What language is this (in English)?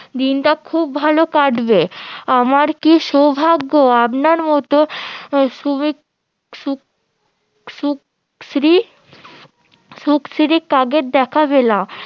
Bangla